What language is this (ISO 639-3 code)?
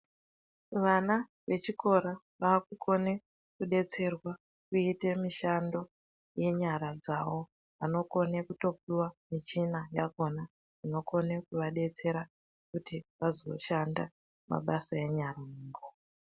ndc